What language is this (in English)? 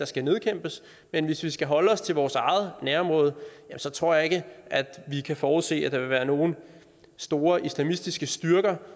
Danish